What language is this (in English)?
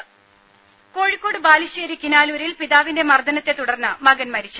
Malayalam